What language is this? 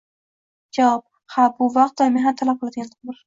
Uzbek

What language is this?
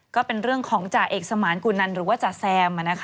Thai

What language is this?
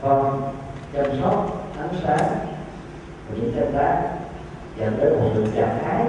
Vietnamese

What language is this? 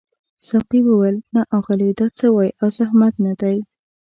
Pashto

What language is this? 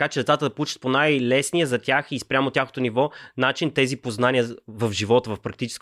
Bulgarian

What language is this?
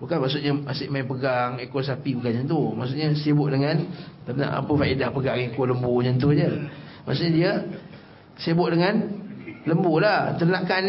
Malay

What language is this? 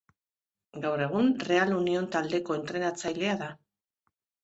Basque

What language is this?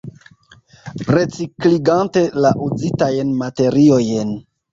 Esperanto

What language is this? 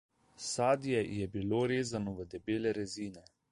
Slovenian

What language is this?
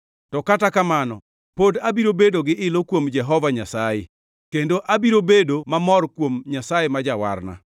Luo (Kenya and Tanzania)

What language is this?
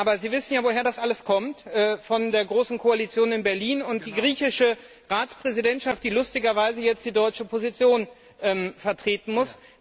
German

